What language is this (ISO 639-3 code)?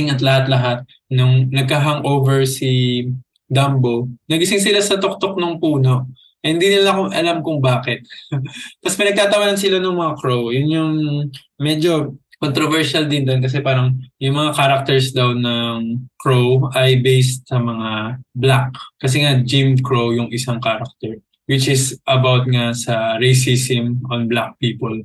fil